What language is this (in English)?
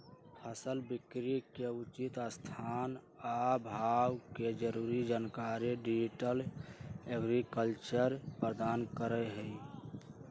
Magahi